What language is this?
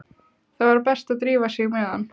Icelandic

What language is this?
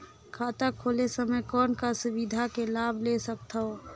Chhattisgarhi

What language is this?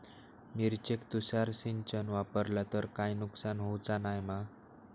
Marathi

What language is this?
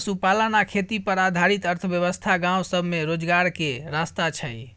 Maithili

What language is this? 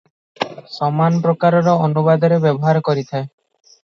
Odia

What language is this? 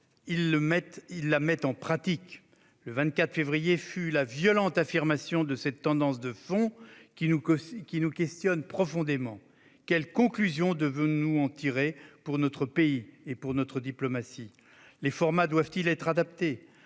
French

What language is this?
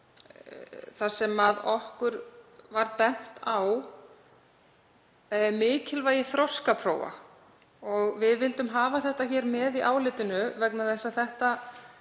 Icelandic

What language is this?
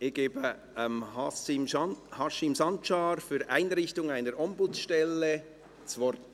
Swiss German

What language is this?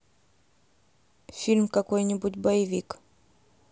Russian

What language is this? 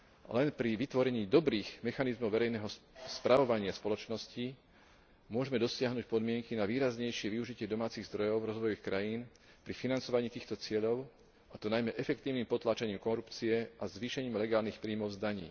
Slovak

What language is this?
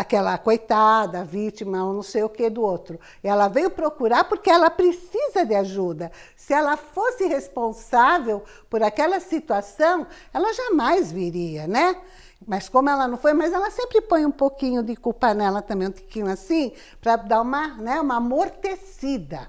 Portuguese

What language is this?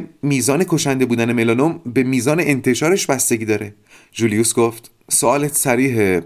Persian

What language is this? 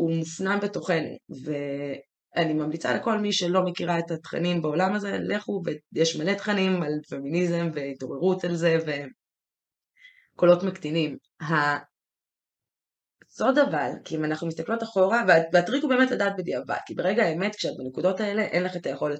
Hebrew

